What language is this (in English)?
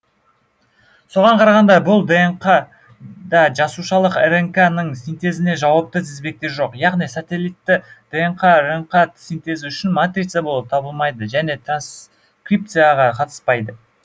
Kazakh